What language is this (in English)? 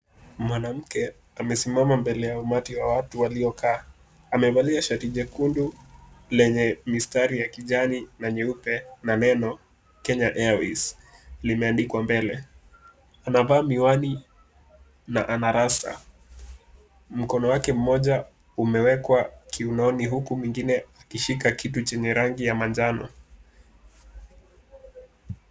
Swahili